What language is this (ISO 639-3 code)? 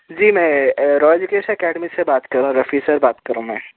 urd